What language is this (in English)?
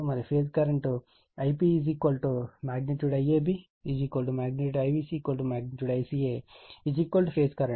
Telugu